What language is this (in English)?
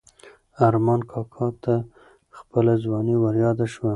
Pashto